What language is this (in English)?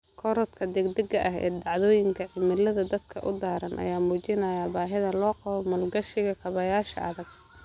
Somali